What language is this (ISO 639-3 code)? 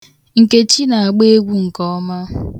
ibo